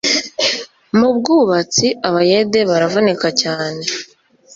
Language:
Kinyarwanda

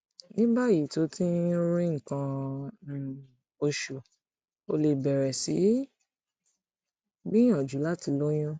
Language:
Yoruba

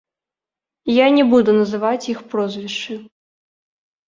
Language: Belarusian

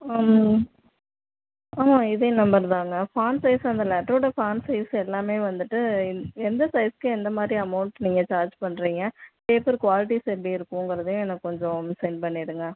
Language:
Tamil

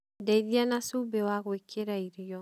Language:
Kikuyu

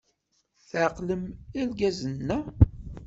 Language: Kabyle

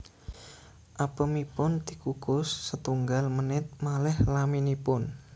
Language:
Javanese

